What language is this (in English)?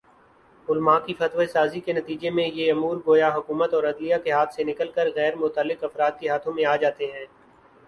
Urdu